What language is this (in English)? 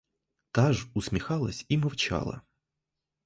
Ukrainian